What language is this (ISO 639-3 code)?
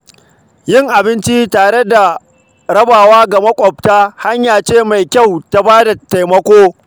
hau